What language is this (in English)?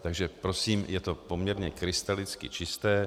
Czech